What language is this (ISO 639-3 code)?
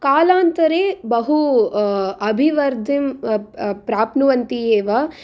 san